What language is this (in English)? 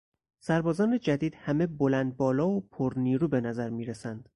Persian